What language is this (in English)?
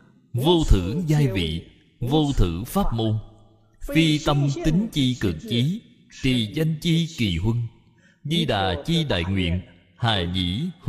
Vietnamese